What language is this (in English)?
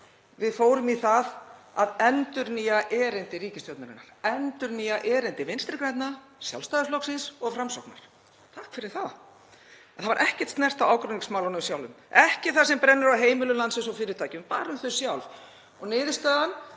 Icelandic